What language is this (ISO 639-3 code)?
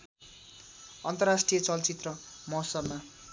nep